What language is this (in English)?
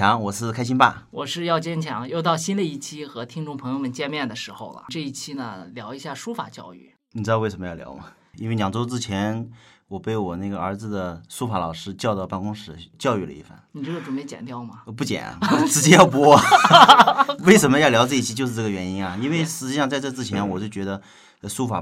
Chinese